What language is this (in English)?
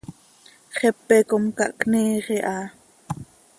Seri